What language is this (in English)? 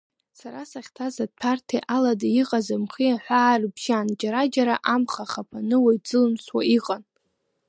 Abkhazian